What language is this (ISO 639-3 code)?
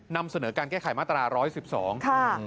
tha